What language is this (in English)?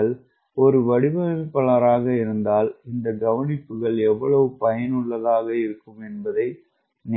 Tamil